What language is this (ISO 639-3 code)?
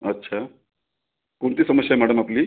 mar